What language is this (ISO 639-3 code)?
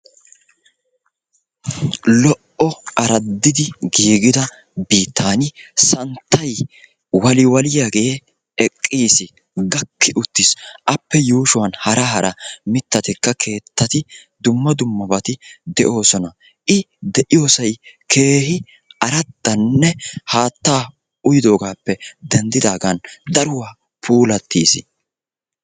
wal